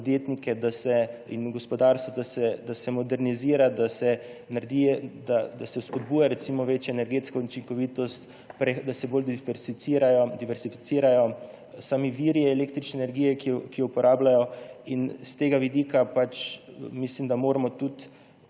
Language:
Slovenian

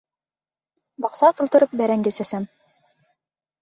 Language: Bashkir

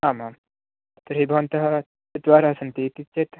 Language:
Sanskrit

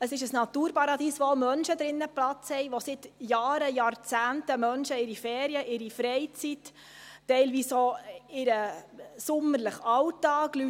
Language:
Swiss German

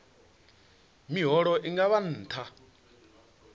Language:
Venda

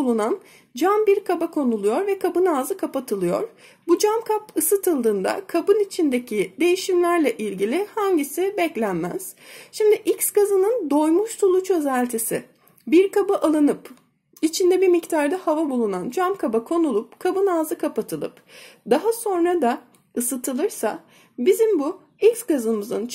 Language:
Turkish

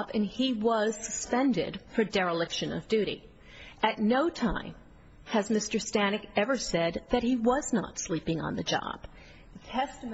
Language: English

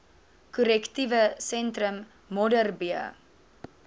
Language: Afrikaans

